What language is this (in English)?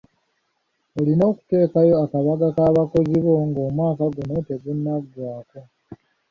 Ganda